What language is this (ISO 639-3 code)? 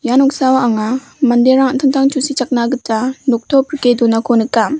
grt